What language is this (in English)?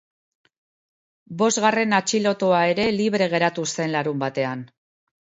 Basque